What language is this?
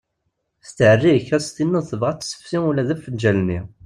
Kabyle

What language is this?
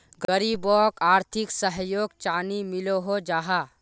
Magahi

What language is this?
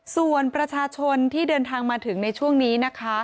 Thai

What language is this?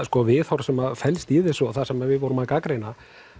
Icelandic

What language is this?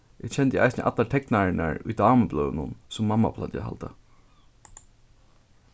Faroese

